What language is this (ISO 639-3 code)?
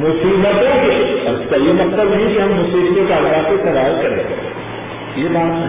urd